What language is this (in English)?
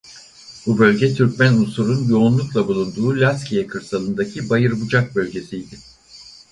Turkish